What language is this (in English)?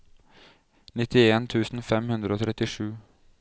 Norwegian